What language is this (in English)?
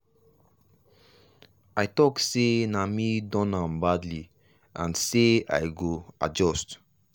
Nigerian Pidgin